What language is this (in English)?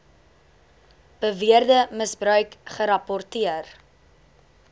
Afrikaans